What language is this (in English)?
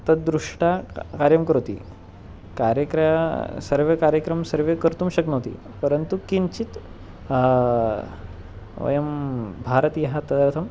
Sanskrit